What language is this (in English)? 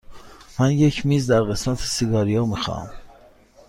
Persian